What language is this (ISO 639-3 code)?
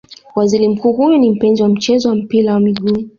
swa